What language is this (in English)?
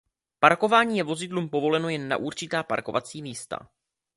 Czech